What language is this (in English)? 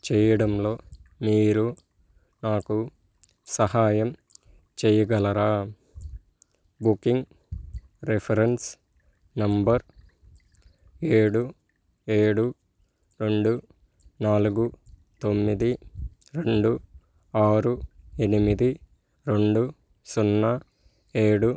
Telugu